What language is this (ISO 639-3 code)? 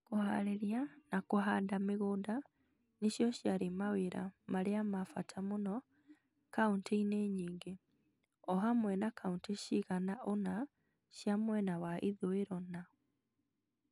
kik